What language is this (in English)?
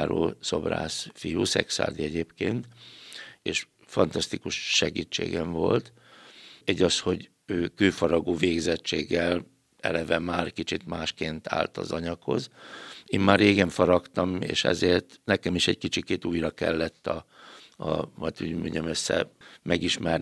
Hungarian